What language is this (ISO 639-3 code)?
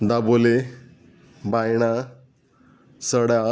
kok